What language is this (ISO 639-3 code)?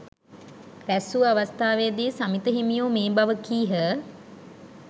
sin